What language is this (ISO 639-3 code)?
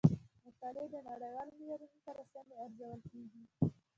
pus